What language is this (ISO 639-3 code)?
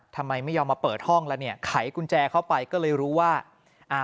tha